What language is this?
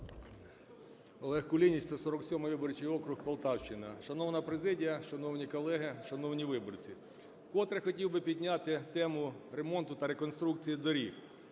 Ukrainian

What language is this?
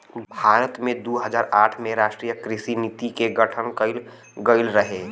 Bhojpuri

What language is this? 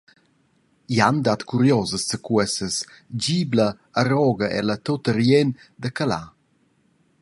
Romansh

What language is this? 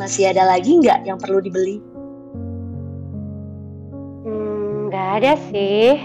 Indonesian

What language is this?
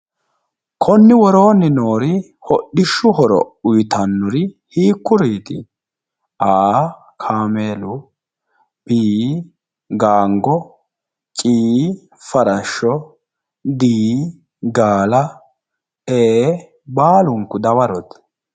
Sidamo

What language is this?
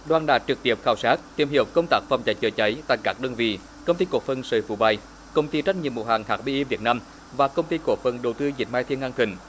Vietnamese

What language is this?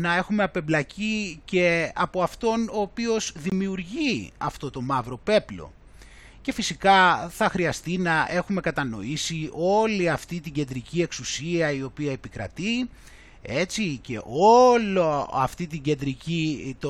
Greek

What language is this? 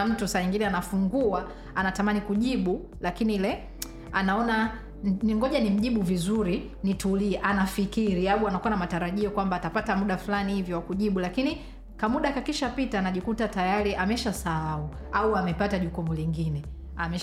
Swahili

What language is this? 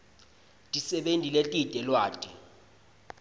Swati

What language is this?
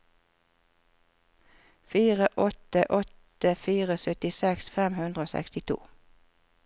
Norwegian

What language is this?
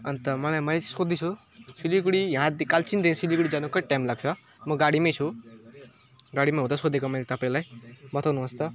Nepali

